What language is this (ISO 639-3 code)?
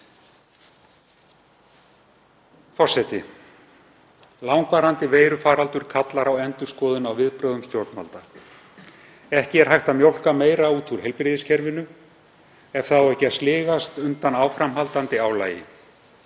isl